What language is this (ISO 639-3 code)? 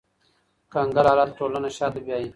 pus